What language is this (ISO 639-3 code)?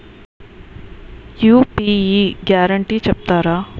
tel